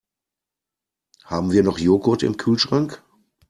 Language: German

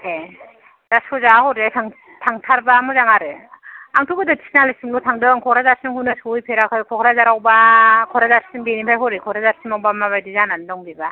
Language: Bodo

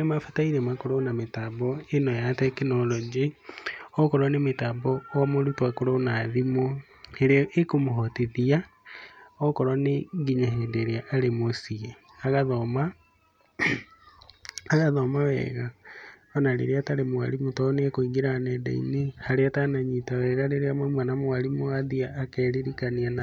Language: Kikuyu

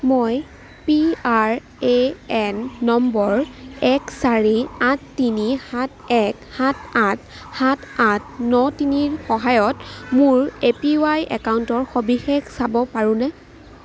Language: Assamese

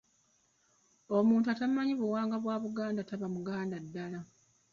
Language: Ganda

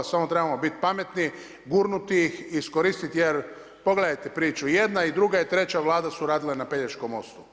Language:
Croatian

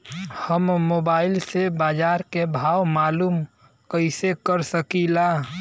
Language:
Bhojpuri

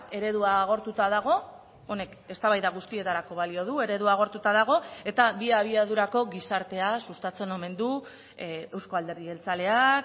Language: Basque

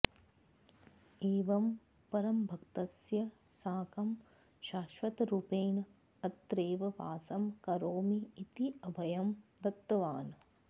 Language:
Sanskrit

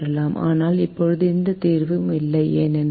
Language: Tamil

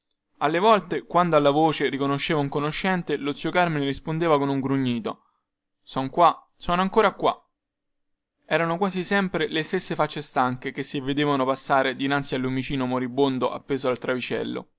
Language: Italian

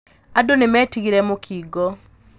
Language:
Kikuyu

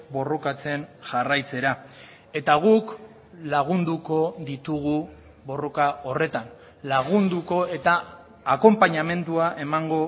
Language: Basque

